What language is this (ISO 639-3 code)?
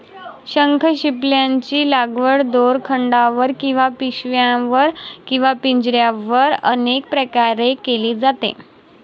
mar